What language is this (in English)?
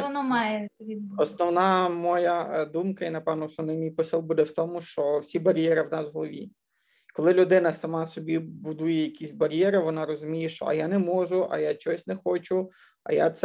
Ukrainian